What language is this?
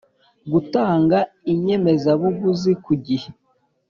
Kinyarwanda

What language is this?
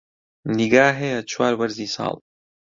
Central Kurdish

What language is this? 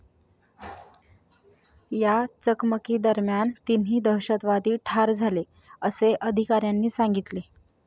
Marathi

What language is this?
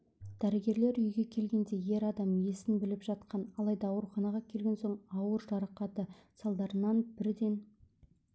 Kazakh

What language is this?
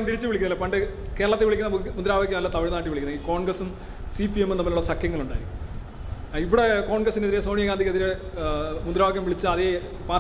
Malayalam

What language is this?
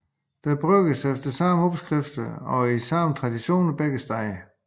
Danish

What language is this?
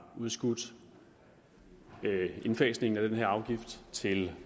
Danish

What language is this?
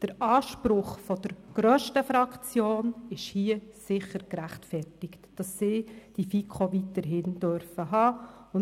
Swiss German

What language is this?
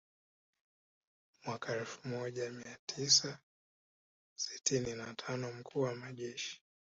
Swahili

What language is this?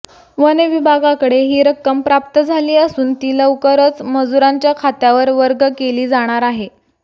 Marathi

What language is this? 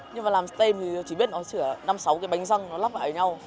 Vietnamese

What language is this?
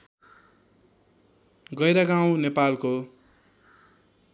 Nepali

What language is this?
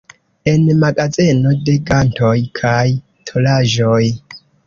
Esperanto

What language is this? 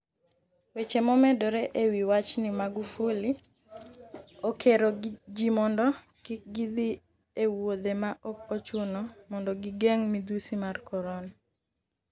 Luo (Kenya and Tanzania)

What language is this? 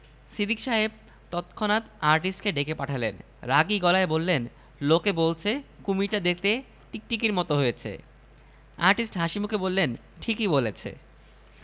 Bangla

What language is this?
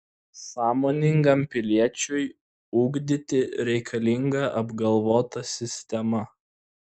Lithuanian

